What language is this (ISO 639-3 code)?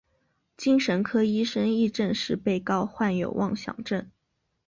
zho